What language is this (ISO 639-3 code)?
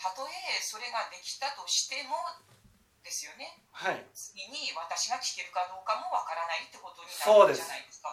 jpn